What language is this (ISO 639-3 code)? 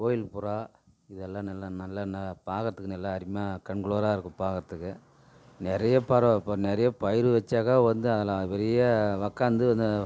tam